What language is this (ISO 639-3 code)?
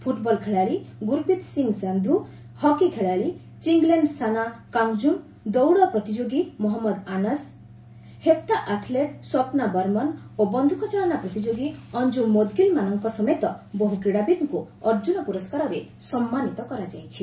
ori